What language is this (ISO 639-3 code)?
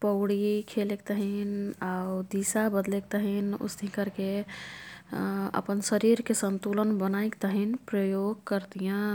tkt